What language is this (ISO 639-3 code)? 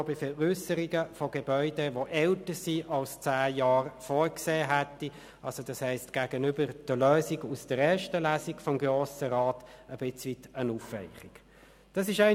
gsw